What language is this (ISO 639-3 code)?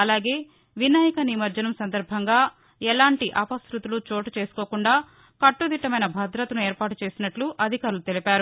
tel